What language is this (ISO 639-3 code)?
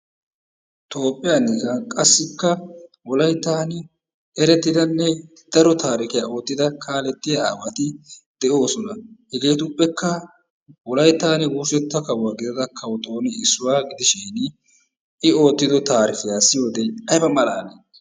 wal